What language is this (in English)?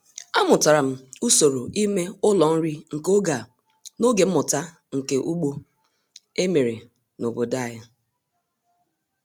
Igbo